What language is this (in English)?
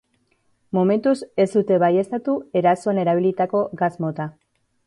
Basque